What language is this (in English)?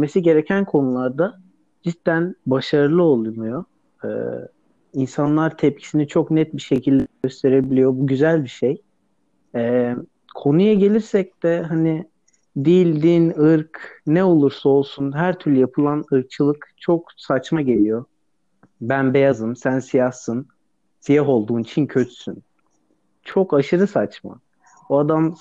Turkish